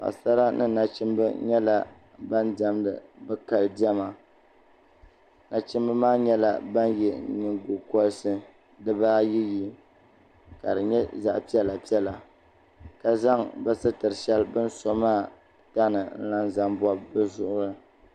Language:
Dagbani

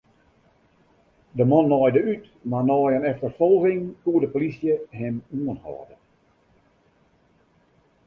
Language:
Western Frisian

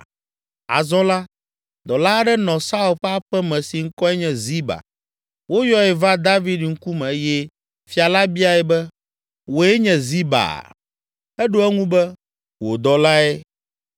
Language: Ewe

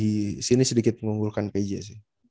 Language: Indonesian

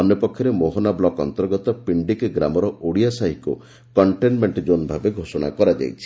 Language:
Odia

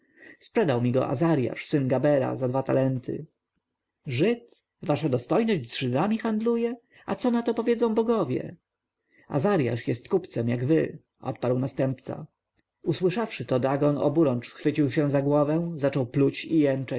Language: Polish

